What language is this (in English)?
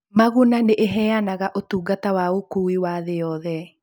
Kikuyu